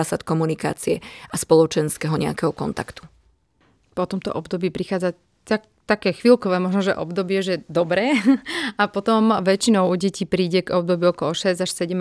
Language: Slovak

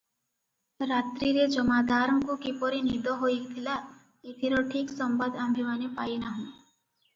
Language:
Odia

